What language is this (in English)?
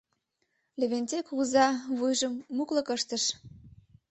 Mari